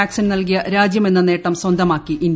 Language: Malayalam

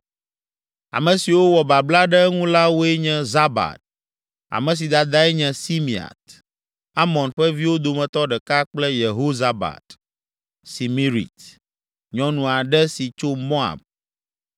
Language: Ewe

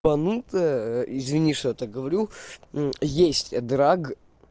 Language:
Russian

